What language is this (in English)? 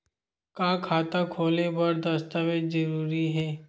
Chhattisgarhi